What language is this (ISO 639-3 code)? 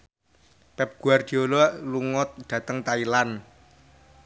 jav